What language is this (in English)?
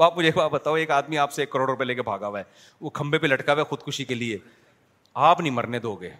Urdu